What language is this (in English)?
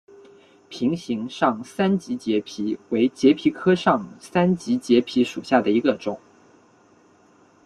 Chinese